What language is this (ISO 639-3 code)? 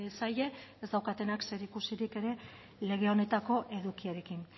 eus